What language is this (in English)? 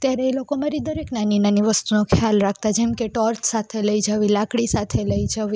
Gujarati